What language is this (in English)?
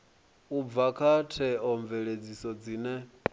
Venda